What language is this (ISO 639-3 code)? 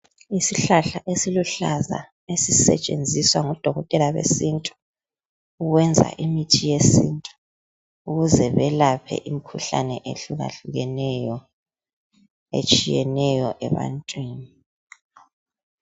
nde